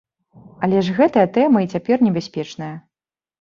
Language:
Belarusian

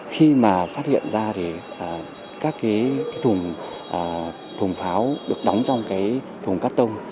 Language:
Vietnamese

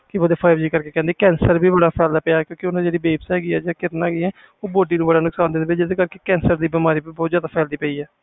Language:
Punjabi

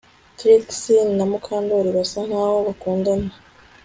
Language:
Kinyarwanda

